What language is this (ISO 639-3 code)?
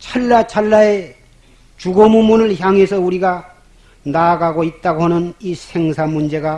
kor